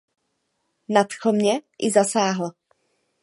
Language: Czech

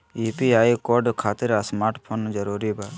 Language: Magahi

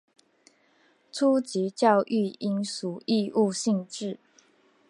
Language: Chinese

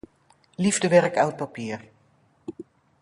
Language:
Dutch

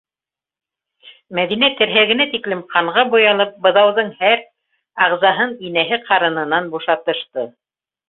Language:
Bashkir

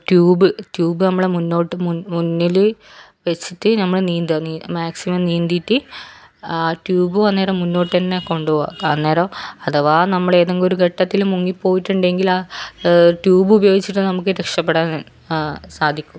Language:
Malayalam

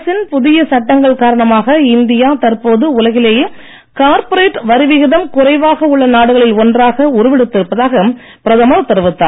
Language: Tamil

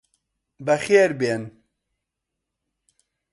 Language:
Central Kurdish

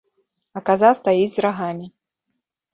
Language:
Belarusian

